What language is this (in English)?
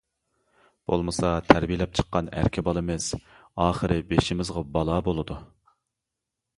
Uyghur